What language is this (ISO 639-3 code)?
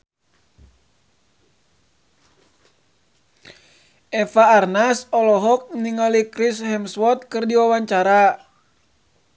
sun